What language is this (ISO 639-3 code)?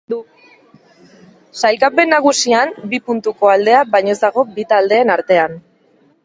eus